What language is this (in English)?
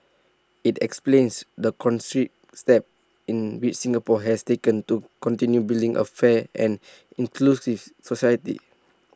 English